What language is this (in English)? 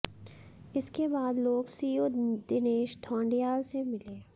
Hindi